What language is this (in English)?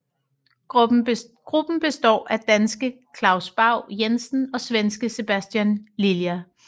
Danish